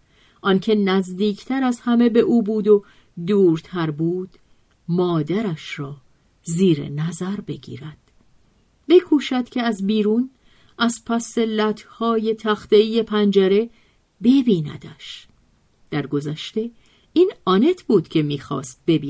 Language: Persian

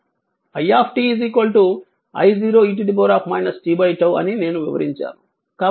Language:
Telugu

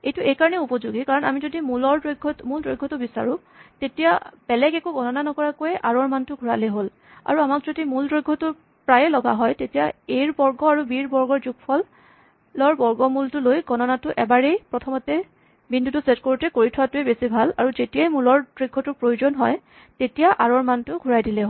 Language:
Assamese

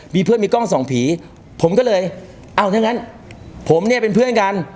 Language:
Thai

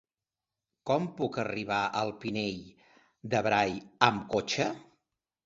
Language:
Catalan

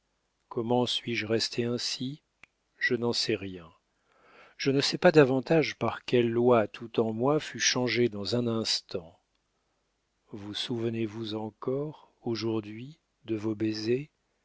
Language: French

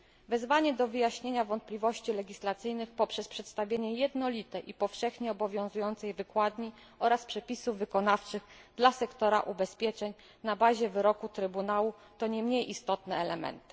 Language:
Polish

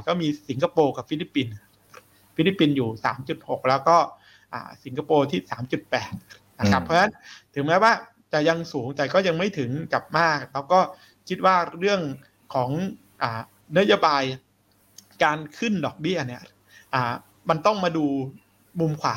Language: Thai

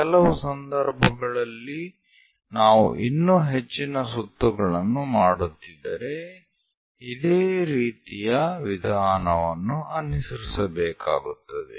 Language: Kannada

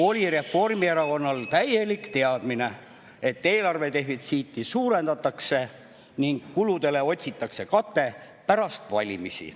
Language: Estonian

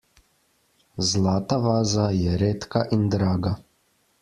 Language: Slovenian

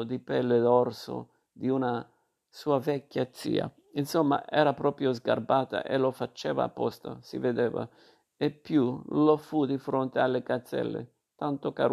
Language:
Italian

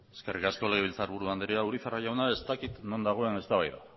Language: Basque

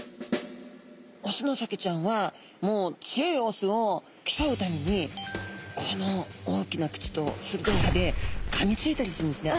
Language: Japanese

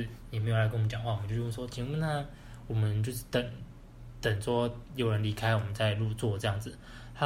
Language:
Chinese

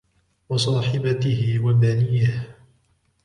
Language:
Arabic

